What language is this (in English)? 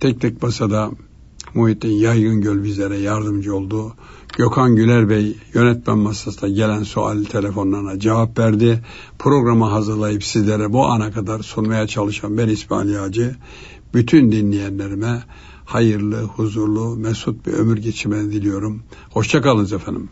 Turkish